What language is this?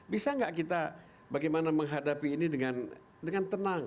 Indonesian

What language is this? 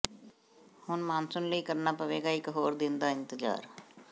Punjabi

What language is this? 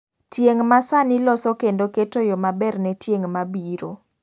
Luo (Kenya and Tanzania)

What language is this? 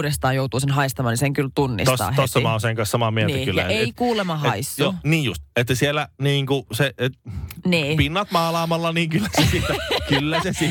Finnish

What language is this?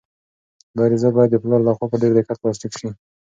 Pashto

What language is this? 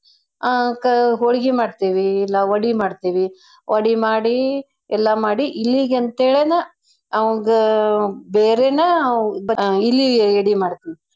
Kannada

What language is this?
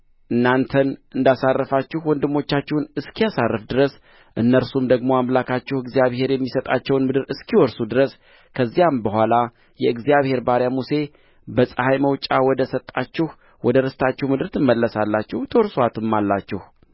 Amharic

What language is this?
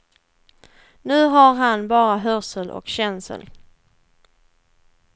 Swedish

